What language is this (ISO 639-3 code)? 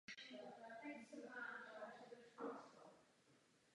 ces